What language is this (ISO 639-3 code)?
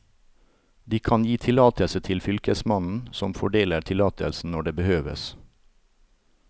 nor